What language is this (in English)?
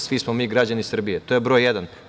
Serbian